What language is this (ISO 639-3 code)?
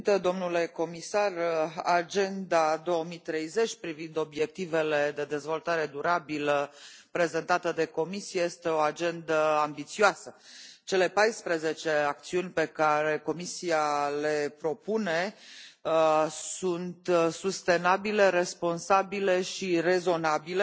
ron